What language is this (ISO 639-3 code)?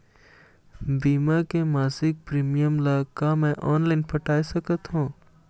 hne